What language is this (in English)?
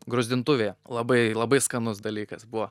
Lithuanian